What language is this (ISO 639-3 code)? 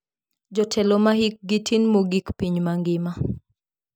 luo